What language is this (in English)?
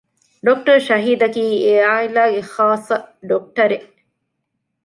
Divehi